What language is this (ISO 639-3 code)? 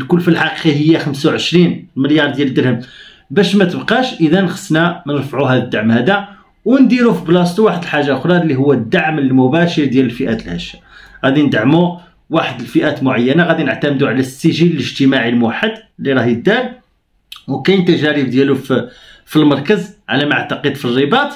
ara